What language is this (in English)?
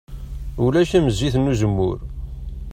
Kabyle